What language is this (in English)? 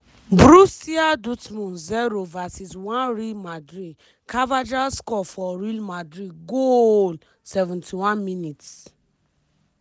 Nigerian Pidgin